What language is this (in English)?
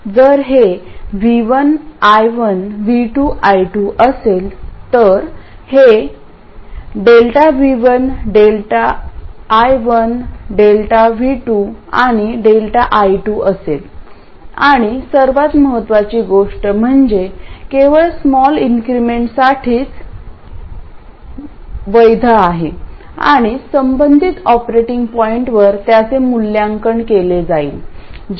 Marathi